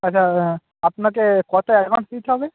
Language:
Bangla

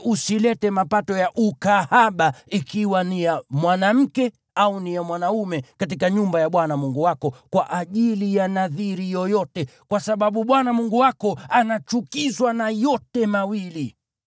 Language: Swahili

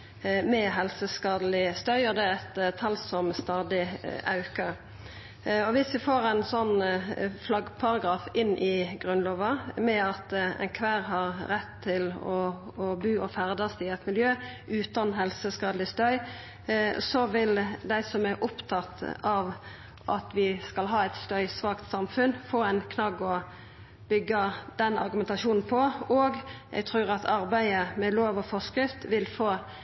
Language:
Norwegian Nynorsk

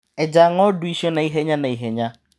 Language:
Kikuyu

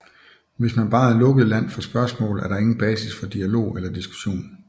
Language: Danish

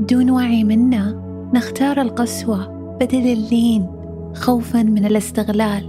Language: Arabic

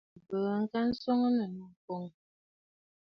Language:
Bafut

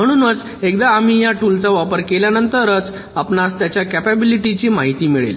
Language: Marathi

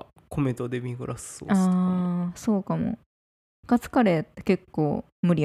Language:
Japanese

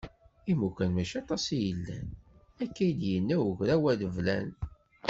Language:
Kabyle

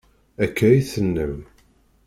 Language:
Kabyle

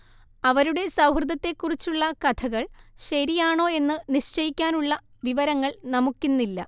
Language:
Malayalam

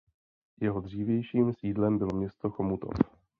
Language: Czech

